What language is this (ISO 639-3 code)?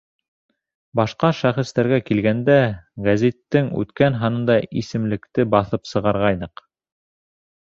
bak